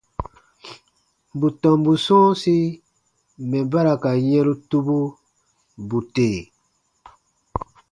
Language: Baatonum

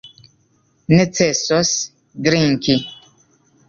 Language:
Esperanto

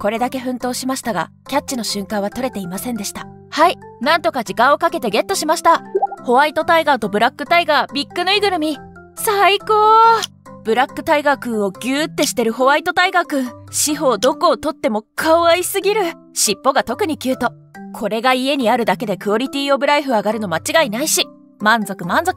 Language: Japanese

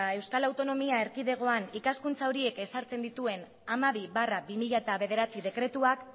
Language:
Basque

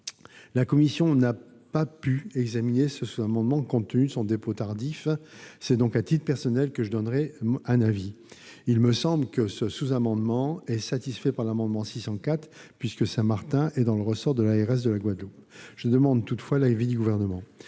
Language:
French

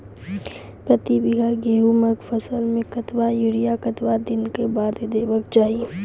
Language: Maithili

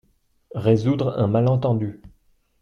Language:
French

